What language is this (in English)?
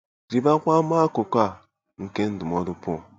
Igbo